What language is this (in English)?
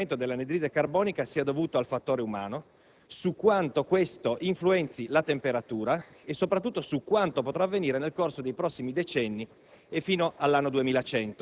Italian